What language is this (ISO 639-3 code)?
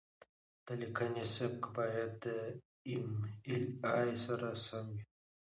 pus